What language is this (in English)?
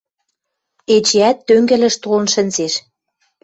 Western Mari